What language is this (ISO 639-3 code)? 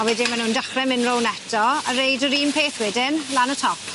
cym